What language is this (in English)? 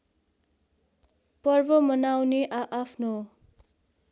Nepali